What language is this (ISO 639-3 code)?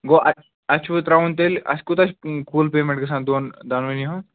kas